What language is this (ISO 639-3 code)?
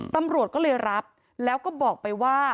tha